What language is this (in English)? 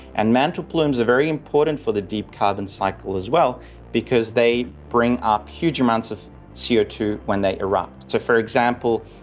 English